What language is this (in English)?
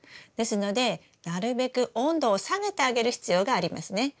Japanese